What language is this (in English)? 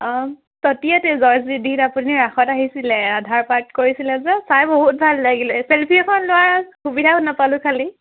Assamese